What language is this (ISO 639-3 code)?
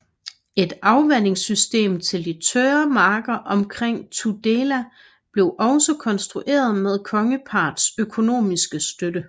dan